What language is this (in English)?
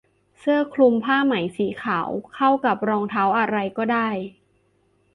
Thai